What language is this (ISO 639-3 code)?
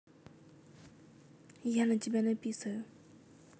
rus